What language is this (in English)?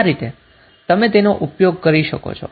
Gujarati